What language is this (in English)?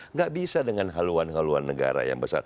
Indonesian